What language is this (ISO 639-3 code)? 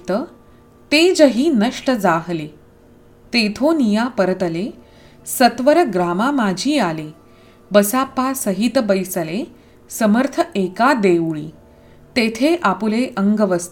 mar